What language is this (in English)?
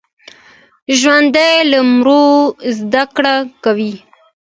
Pashto